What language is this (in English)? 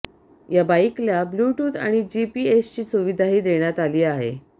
Marathi